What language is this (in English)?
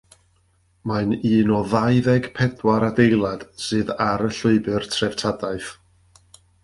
Welsh